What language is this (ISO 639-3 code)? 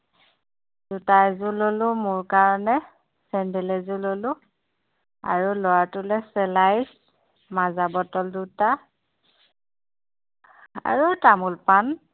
asm